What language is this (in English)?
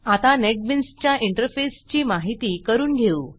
Marathi